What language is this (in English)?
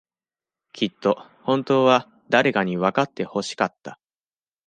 Japanese